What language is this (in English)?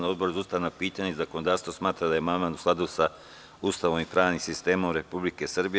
Serbian